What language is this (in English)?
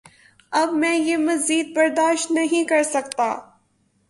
Urdu